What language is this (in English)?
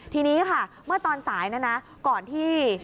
Thai